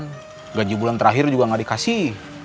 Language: Indonesian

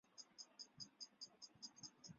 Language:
Chinese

